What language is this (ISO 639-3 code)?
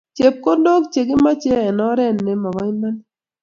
kln